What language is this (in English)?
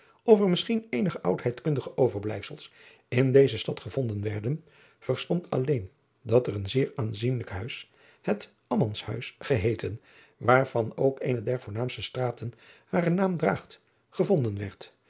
Dutch